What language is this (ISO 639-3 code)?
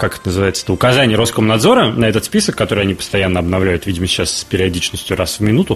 rus